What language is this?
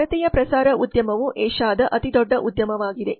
Kannada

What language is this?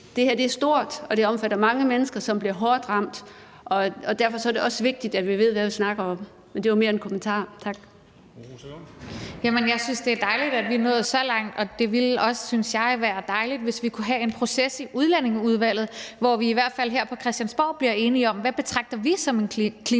Danish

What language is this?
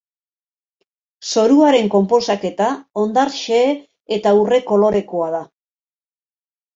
Basque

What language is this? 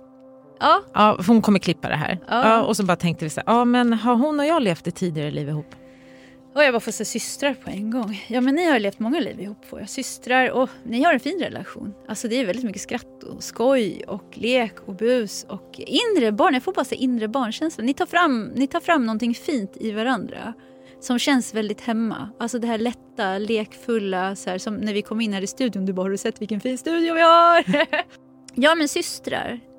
Swedish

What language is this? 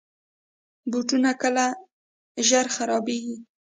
Pashto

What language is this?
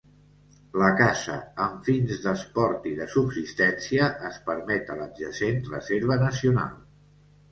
Catalan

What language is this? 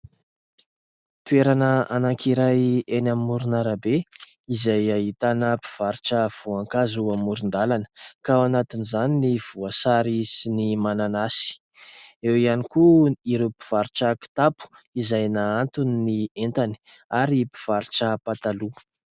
Malagasy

